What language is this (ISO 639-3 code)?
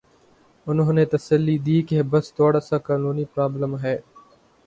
urd